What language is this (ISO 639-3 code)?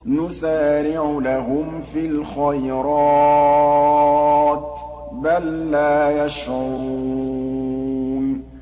ara